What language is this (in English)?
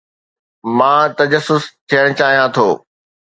Sindhi